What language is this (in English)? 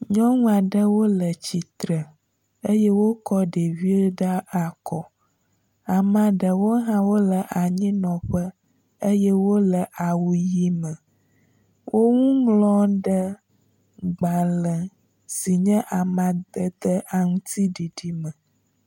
Ewe